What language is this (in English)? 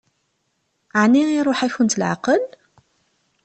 Kabyle